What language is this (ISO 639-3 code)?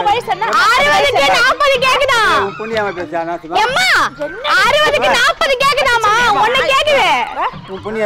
tam